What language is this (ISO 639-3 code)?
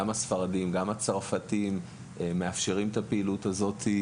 heb